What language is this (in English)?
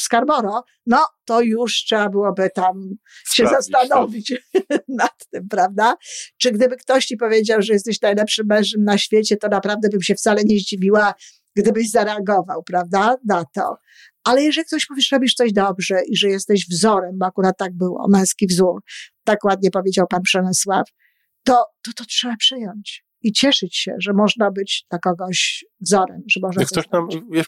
Polish